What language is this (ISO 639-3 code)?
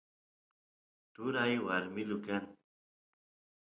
qus